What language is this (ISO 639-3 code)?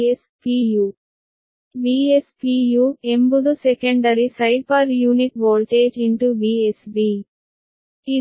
kan